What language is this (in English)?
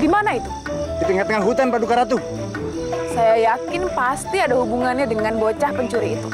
Indonesian